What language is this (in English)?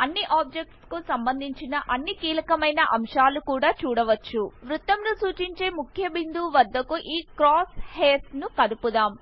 Telugu